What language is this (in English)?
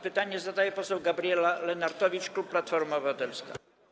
Polish